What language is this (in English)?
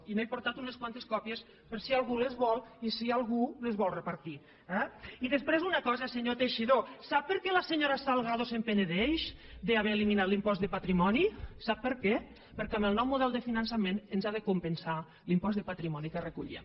Catalan